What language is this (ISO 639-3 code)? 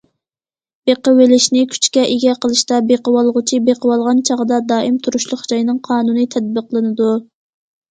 uig